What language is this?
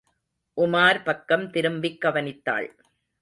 Tamil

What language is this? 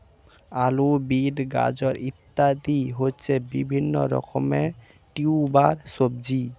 Bangla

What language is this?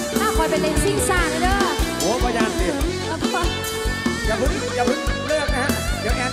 Thai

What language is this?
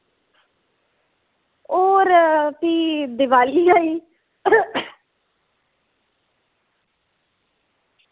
Dogri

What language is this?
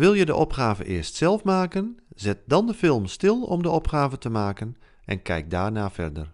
Dutch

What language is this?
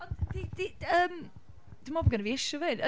Welsh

